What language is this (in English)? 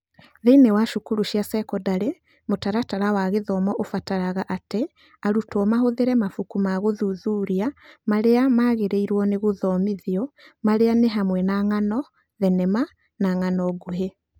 Kikuyu